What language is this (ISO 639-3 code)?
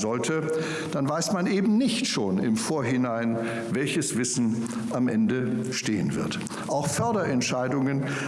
deu